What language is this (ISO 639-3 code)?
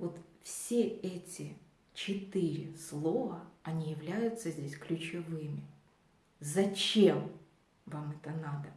rus